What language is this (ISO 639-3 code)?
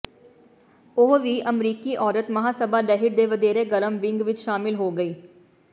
pan